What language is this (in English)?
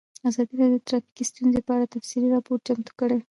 Pashto